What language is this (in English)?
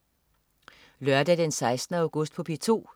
Danish